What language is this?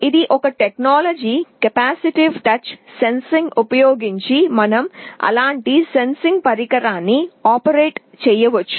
Telugu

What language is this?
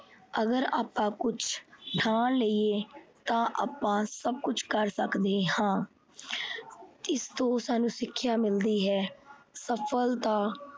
Punjabi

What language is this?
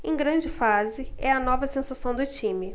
Portuguese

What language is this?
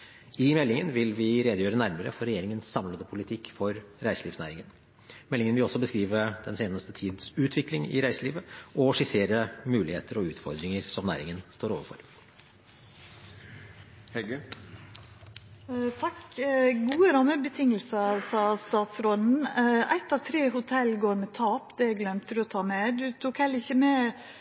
Norwegian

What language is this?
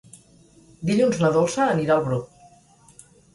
Catalan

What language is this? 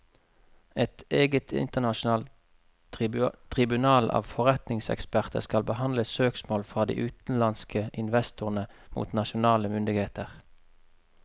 Norwegian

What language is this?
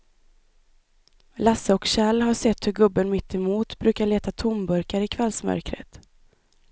Swedish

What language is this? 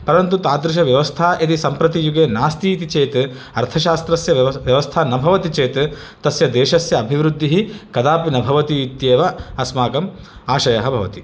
Sanskrit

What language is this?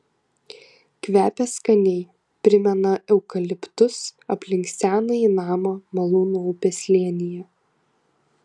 Lithuanian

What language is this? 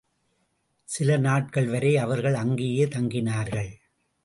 Tamil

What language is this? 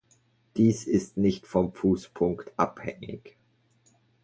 German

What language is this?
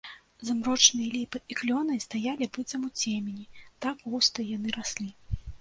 Belarusian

